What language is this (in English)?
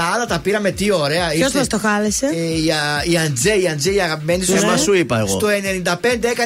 Greek